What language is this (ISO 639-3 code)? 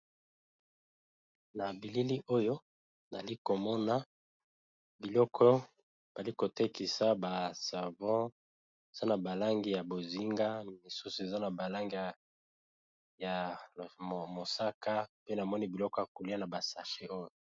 lin